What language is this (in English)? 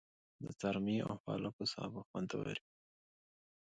Pashto